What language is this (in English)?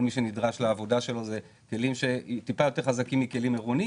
Hebrew